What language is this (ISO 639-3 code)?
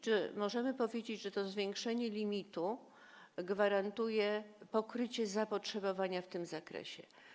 pol